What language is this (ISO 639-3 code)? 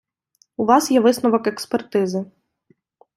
ukr